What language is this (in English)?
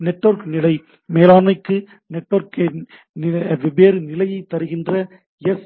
Tamil